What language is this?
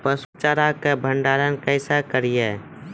Maithili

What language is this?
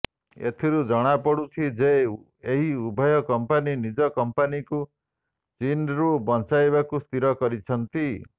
Odia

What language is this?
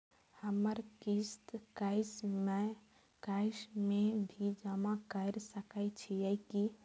Maithili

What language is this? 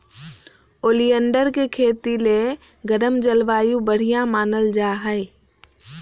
Magahi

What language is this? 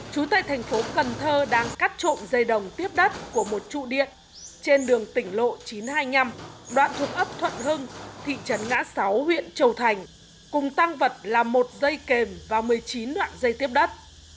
Vietnamese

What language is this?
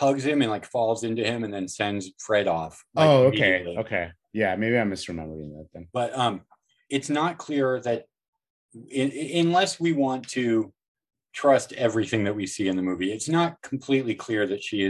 English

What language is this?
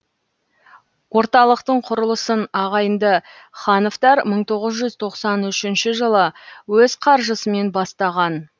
Kazakh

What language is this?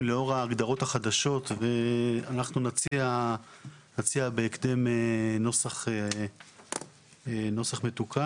Hebrew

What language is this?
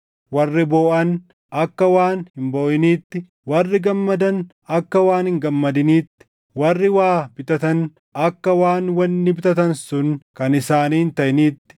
Oromo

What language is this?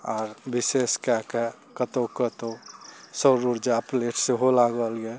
Maithili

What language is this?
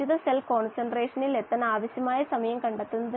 Malayalam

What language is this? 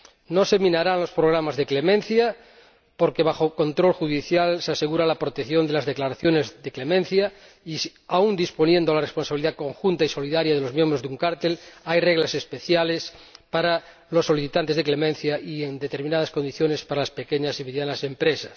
Spanish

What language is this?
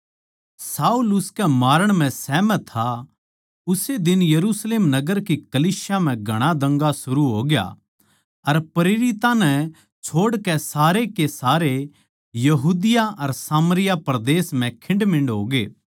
Haryanvi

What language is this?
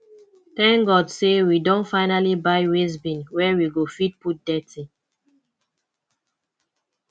Nigerian Pidgin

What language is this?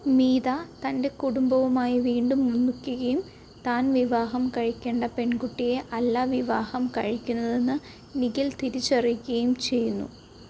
Malayalam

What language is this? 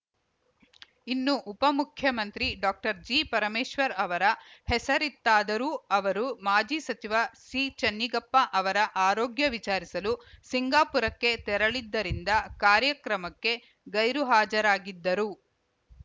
Kannada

